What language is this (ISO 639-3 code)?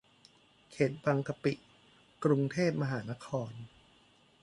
tha